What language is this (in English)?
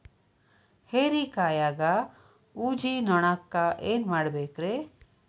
Kannada